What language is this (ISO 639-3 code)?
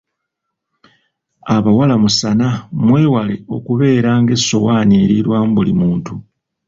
lug